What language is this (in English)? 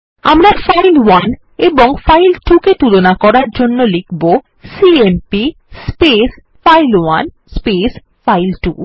Bangla